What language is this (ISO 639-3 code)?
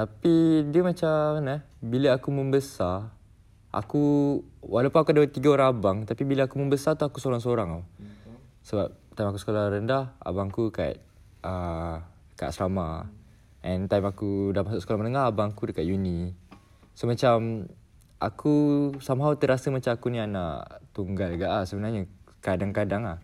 msa